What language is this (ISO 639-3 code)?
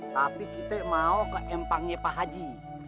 ind